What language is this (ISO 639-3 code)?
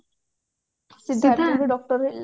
ori